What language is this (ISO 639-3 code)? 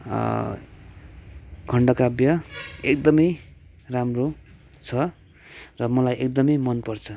nep